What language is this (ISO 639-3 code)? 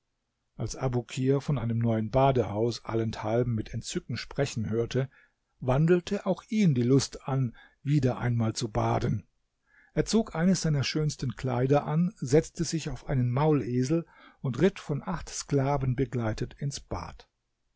deu